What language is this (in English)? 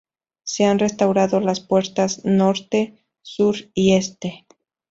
Spanish